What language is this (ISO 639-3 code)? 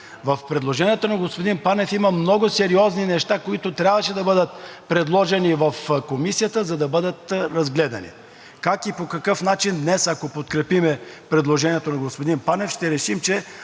bul